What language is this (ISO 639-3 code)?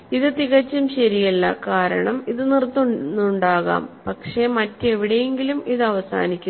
mal